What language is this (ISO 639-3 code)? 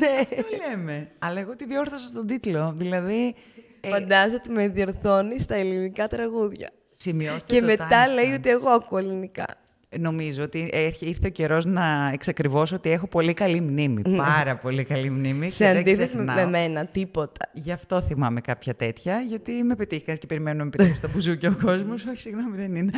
ell